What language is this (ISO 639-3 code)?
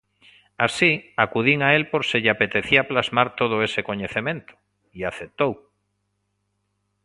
glg